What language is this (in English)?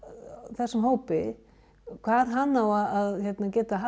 Icelandic